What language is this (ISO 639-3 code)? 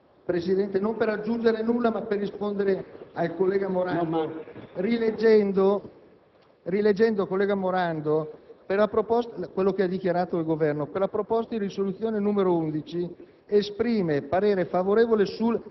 ita